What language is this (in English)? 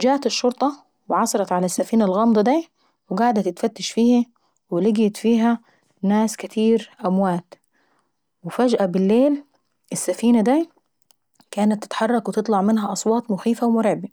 Saidi Arabic